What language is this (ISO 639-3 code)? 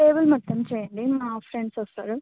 tel